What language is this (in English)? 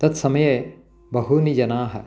Sanskrit